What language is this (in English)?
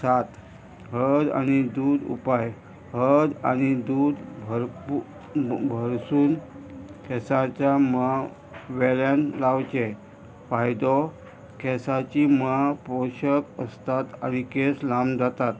Konkani